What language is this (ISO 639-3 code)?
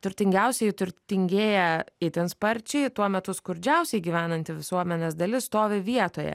lit